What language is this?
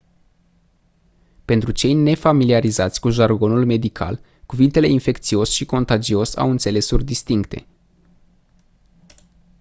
Romanian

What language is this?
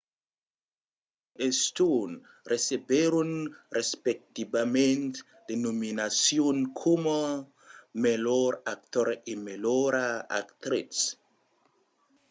Occitan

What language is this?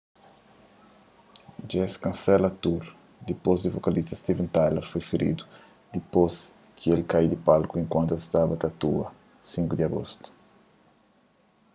Kabuverdianu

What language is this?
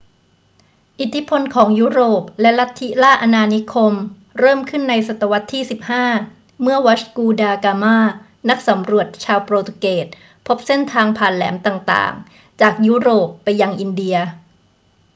Thai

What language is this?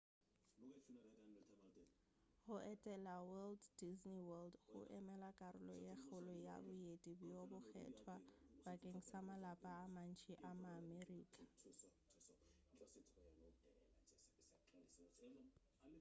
Northern Sotho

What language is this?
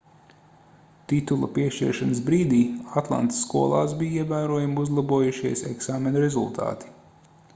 Latvian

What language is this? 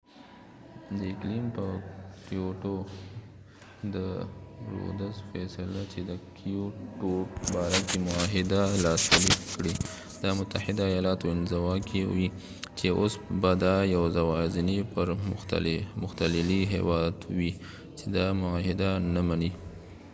Pashto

